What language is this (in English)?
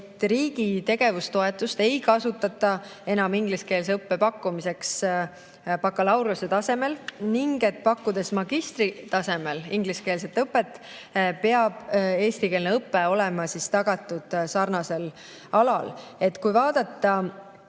Estonian